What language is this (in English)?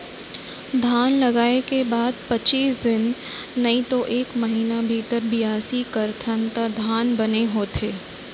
Chhattisgarhi